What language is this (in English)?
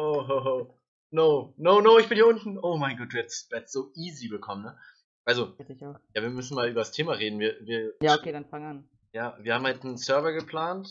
German